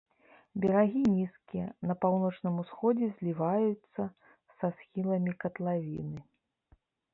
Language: Belarusian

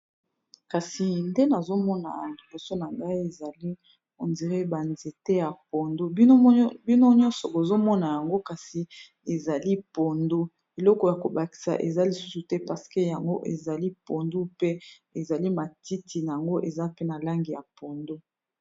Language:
Lingala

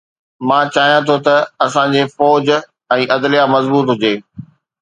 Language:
Sindhi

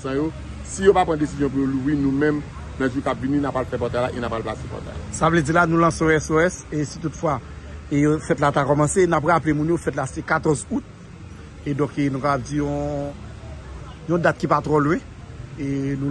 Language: French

